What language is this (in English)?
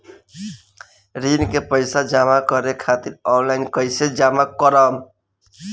Bhojpuri